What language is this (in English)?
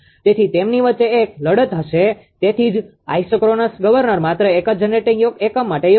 Gujarati